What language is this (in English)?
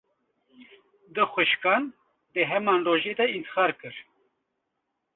Kurdish